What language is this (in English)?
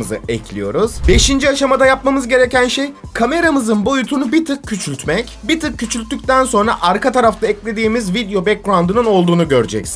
Turkish